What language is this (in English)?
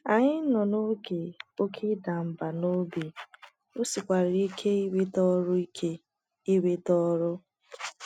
Igbo